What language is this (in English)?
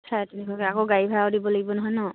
Assamese